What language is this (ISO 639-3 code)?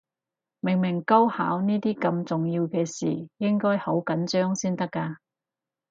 yue